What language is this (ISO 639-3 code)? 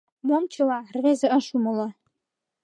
chm